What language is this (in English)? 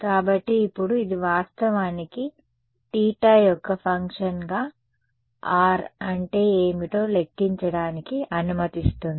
Telugu